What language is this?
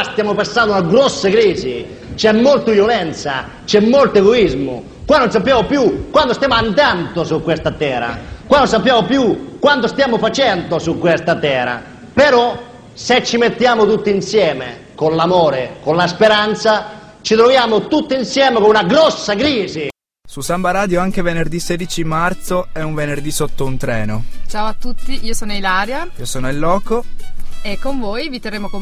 Italian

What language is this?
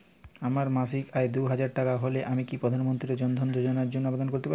Bangla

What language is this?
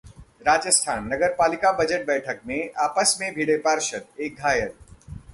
Hindi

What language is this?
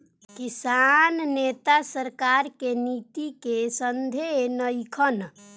Bhojpuri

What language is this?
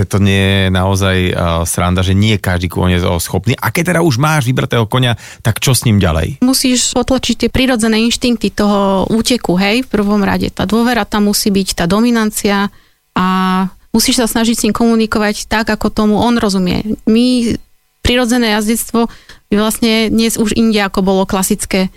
Slovak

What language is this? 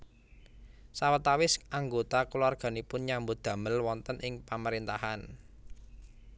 Javanese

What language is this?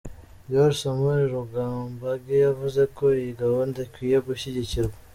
Kinyarwanda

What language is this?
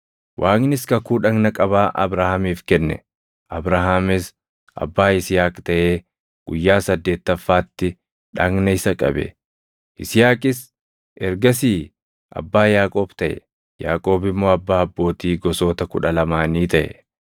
Oromo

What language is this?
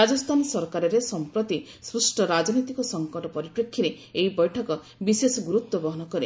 Odia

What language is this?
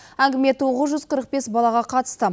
Kazakh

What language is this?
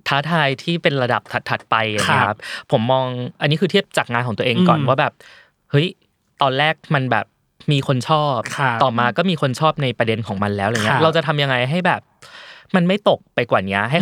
Thai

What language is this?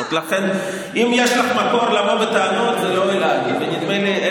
Hebrew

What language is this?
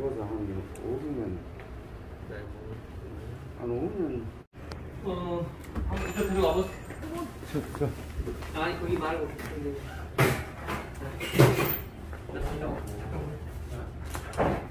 Korean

